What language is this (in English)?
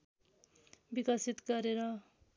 Nepali